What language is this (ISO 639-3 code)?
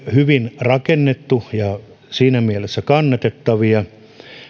fin